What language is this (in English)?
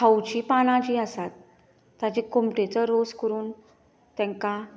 Konkani